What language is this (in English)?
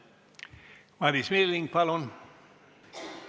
Estonian